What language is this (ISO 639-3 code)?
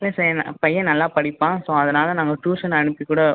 tam